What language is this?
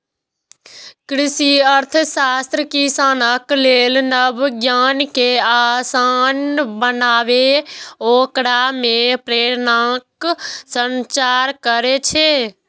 Maithili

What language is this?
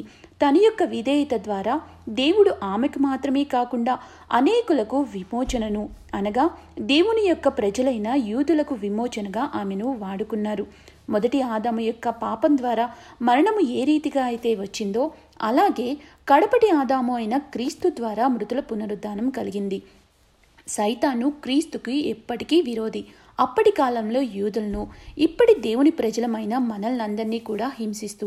Telugu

